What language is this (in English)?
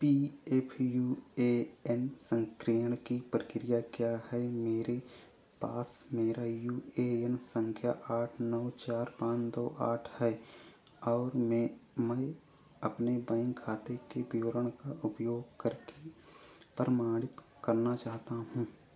Hindi